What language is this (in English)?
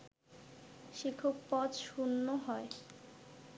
Bangla